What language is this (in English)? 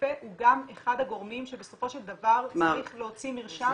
Hebrew